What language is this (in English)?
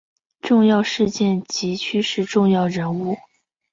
Chinese